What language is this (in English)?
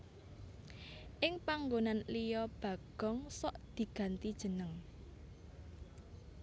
Javanese